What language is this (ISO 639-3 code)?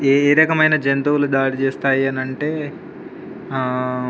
tel